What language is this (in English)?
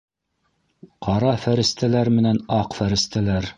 Bashkir